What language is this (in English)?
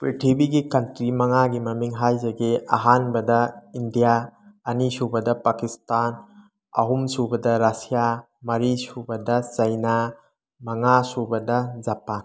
Manipuri